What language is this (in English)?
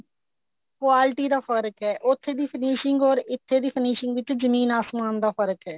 Punjabi